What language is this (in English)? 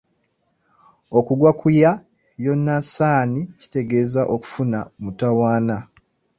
Ganda